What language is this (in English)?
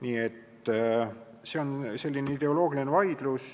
Estonian